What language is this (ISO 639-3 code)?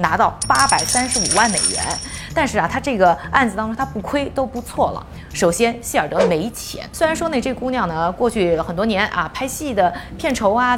zho